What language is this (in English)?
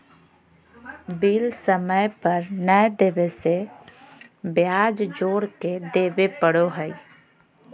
Magahi